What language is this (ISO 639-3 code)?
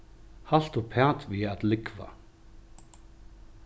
fao